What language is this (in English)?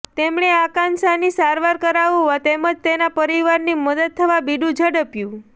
Gujarati